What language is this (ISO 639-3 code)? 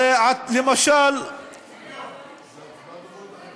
heb